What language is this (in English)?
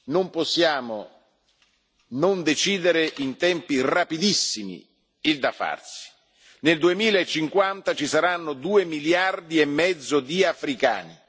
Italian